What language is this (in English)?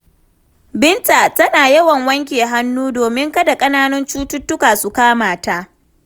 Hausa